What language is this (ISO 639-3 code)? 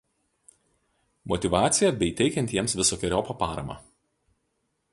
lit